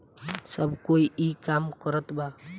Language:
Bhojpuri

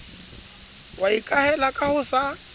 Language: Southern Sotho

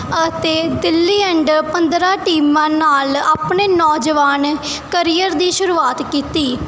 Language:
Punjabi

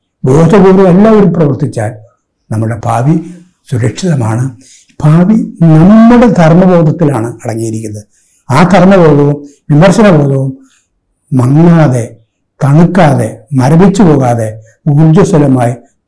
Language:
Malayalam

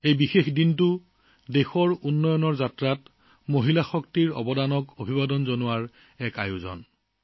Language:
Assamese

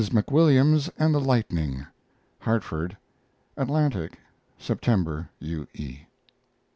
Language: English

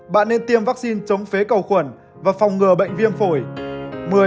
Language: Vietnamese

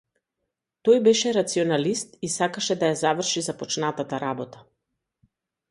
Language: Macedonian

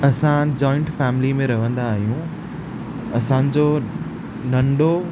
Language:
Sindhi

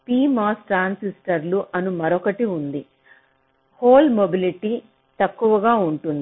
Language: Telugu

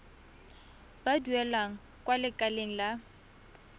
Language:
Tswana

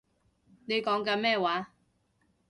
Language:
Cantonese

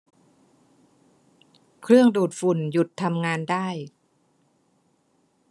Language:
Thai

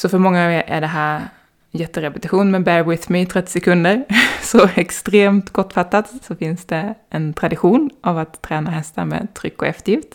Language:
Swedish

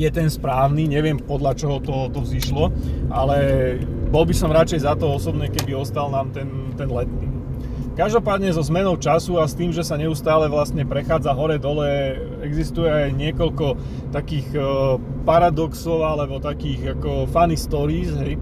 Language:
Slovak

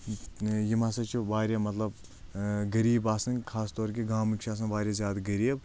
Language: Kashmiri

